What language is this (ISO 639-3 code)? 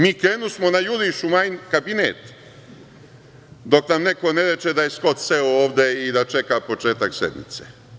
srp